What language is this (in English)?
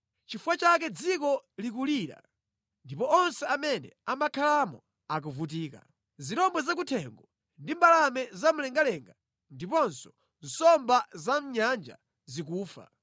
Nyanja